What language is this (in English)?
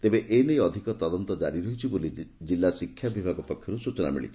Odia